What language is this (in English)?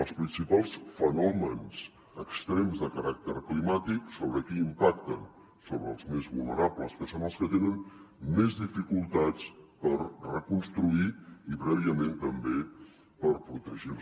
Catalan